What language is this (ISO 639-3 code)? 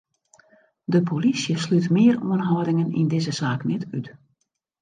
fry